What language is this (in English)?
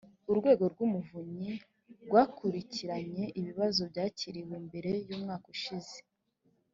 Kinyarwanda